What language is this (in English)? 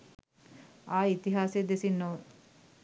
Sinhala